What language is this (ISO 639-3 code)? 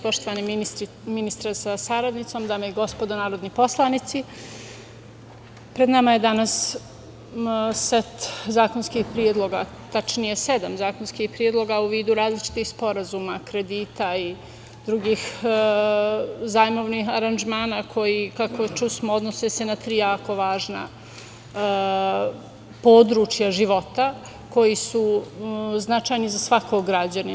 srp